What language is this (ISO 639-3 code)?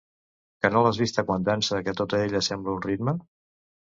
cat